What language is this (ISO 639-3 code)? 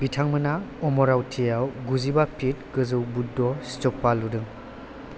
brx